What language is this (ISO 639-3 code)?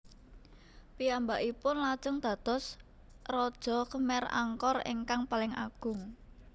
jav